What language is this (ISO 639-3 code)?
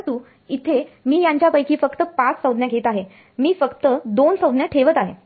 mar